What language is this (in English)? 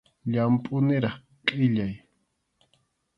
Arequipa-La Unión Quechua